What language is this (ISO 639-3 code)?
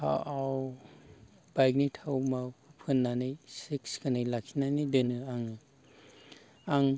brx